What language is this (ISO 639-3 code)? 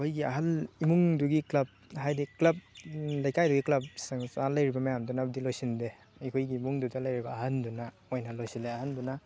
mni